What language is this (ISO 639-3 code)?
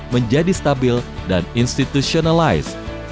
ind